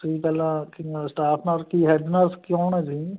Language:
Punjabi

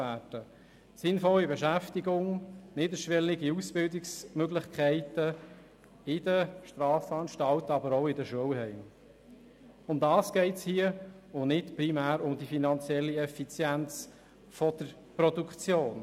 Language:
Swiss German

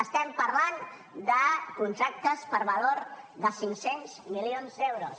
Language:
Catalan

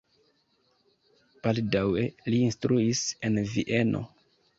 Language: Esperanto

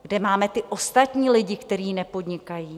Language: Czech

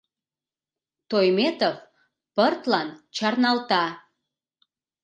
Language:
Mari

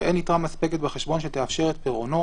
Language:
Hebrew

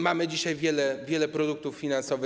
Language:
Polish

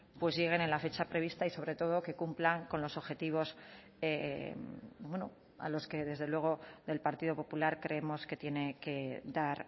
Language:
Spanish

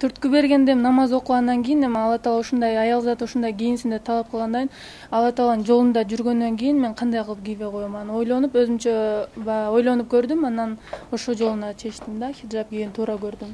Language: Turkish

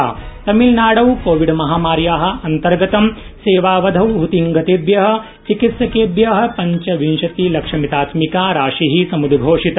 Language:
Sanskrit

